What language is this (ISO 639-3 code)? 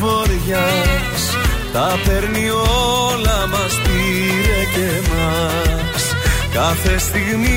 ell